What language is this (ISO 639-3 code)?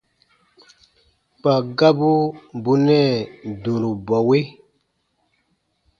bba